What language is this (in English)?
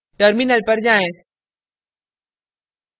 Hindi